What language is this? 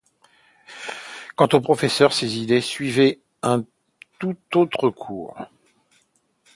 French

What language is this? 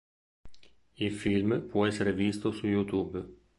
Italian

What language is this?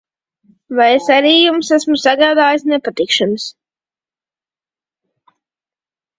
Latvian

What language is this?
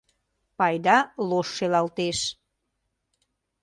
Mari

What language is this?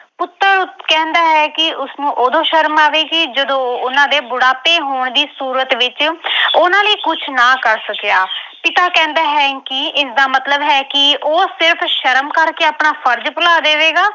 Punjabi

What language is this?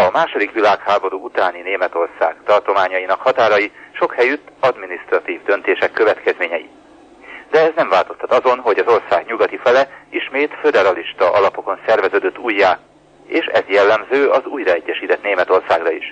Hungarian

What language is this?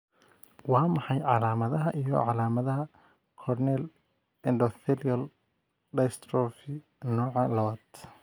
Somali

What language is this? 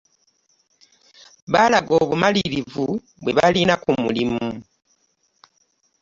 Ganda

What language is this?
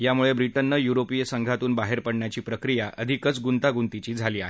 Marathi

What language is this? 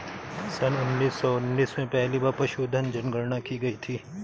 Hindi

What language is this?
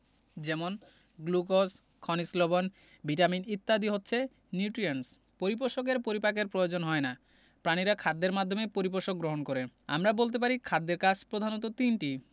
Bangla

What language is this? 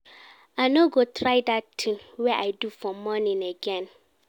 Nigerian Pidgin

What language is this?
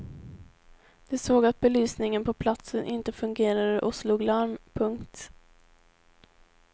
Swedish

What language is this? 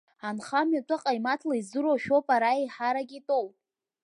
Abkhazian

